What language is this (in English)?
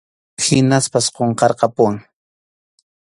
Arequipa-La Unión Quechua